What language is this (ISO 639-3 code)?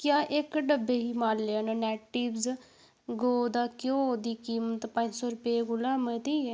doi